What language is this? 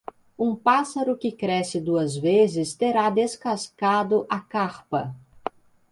Portuguese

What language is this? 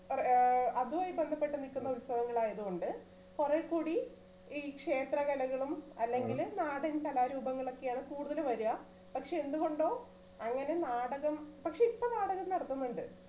Malayalam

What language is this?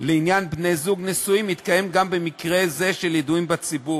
Hebrew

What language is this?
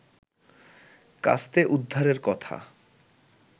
Bangla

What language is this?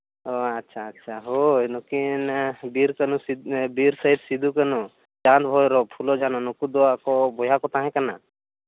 Santali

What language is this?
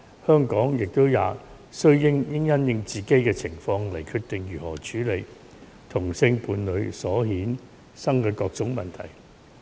Cantonese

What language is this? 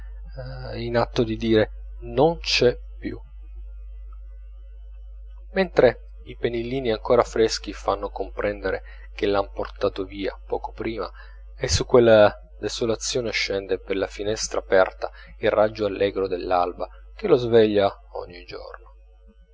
Italian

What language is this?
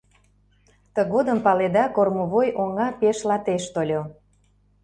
Mari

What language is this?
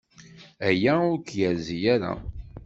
Kabyle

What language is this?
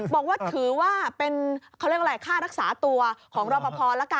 Thai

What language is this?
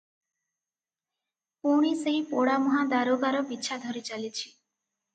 Odia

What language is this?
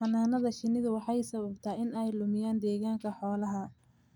Somali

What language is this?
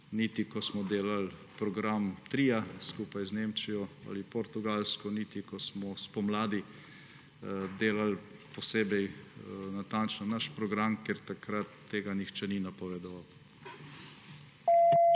Slovenian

